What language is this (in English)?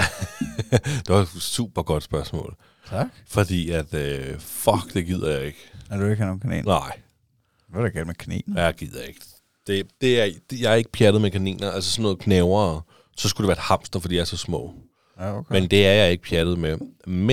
Danish